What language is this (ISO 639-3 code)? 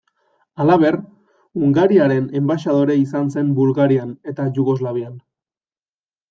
eus